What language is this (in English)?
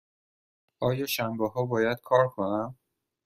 Persian